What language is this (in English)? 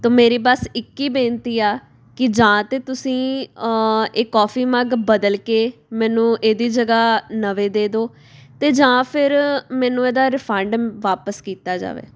Punjabi